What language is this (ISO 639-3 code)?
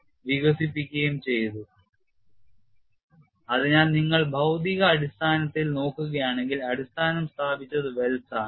mal